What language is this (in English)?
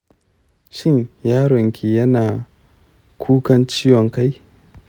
Hausa